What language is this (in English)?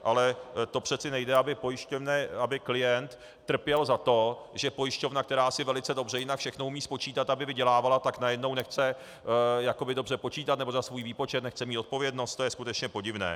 Czech